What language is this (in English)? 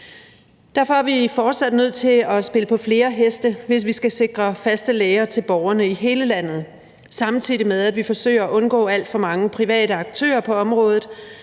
Danish